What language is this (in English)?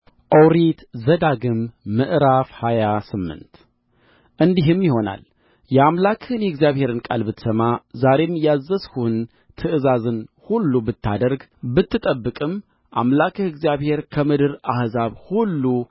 Amharic